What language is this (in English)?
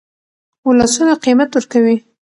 Pashto